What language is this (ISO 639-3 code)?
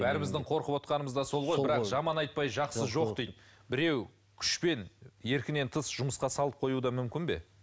kaz